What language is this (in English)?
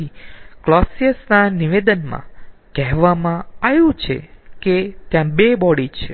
Gujarati